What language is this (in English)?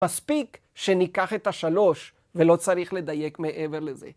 Hebrew